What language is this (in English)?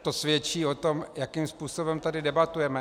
Czech